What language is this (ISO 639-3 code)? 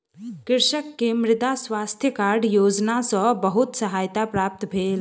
mai